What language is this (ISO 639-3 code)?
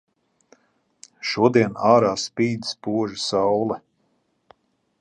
lav